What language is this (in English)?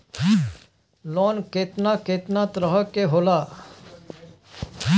Bhojpuri